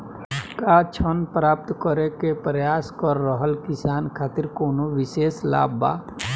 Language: Bhojpuri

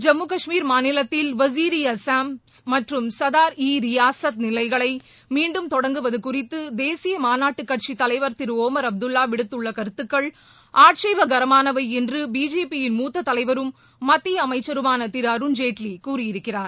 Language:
Tamil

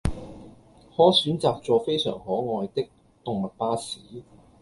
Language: Cantonese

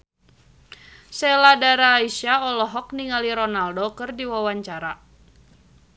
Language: Sundanese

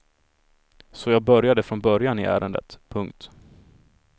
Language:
Swedish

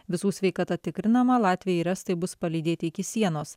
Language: Lithuanian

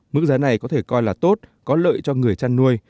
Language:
Vietnamese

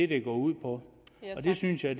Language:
Danish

